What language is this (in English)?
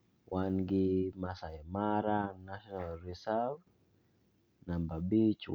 Luo (Kenya and Tanzania)